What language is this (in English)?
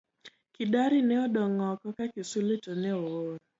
Luo (Kenya and Tanzania)